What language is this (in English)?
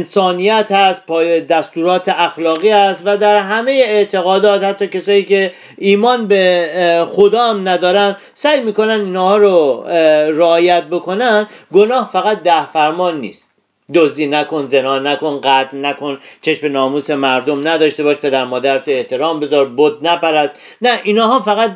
Persian